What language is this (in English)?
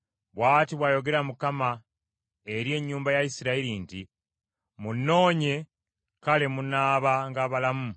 Ganda